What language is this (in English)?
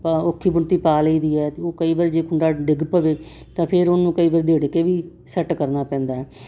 Punjabi